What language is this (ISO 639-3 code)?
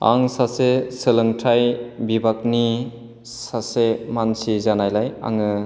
brx